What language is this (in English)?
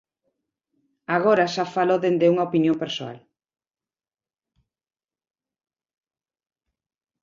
Galician